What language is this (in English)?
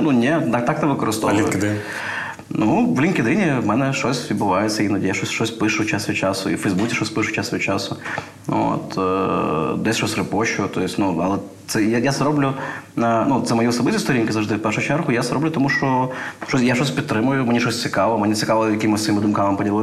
Ukrainian